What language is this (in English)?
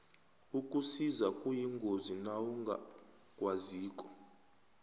South Ndebele